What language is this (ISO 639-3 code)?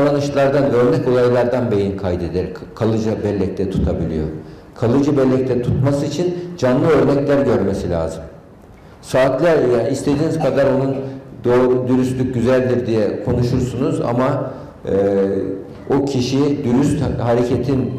tur